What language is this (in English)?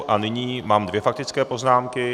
Czech